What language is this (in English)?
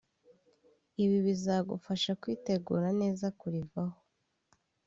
Kinyarwanda